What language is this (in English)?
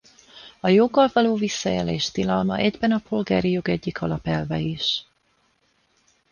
Hungarian